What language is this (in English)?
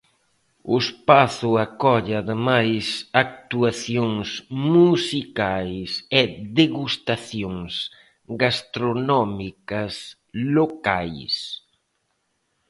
Galician